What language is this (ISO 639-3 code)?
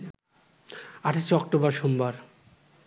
ben